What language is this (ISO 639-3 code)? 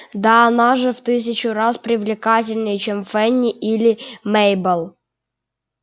rus